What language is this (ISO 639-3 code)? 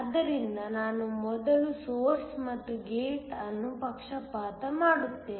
kan